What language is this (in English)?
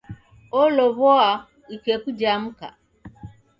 Taita